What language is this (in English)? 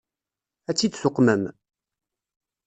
Kabyle